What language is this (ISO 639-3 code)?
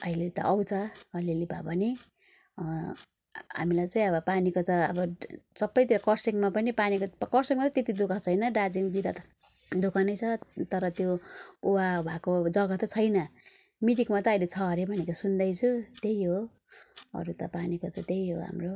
nep